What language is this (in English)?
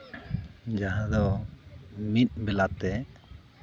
Santali